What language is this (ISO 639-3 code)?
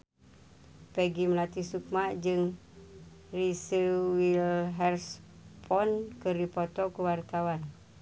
sun